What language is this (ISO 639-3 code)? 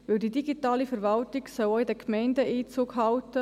gsw